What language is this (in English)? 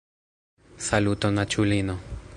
Esperanto